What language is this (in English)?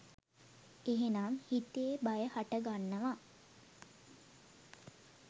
Sinhala